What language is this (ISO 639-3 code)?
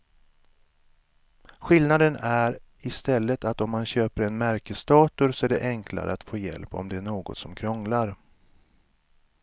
swe